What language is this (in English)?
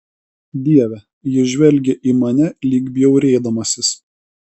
Lithuanian